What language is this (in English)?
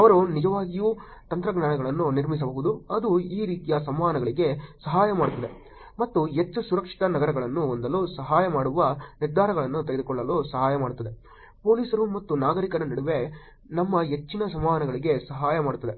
Kannada